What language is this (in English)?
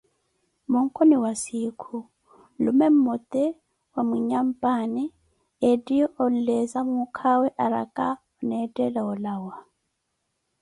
Koti